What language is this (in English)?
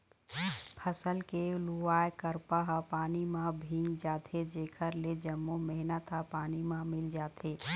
Chhattisgarhi